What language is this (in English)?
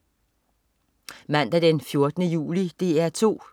Danish